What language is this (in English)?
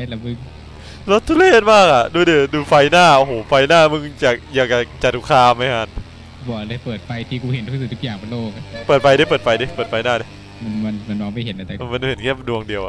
Thai